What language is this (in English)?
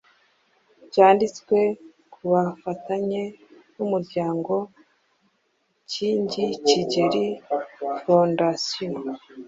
Kinyarwanda